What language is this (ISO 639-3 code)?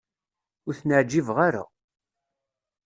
kab